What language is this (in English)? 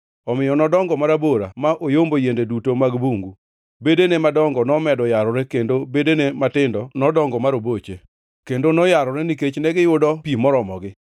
Luo (Kenya and Tanzania)